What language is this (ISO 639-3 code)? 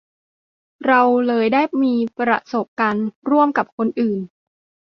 tha